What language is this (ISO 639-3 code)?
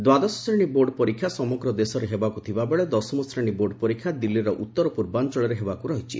ori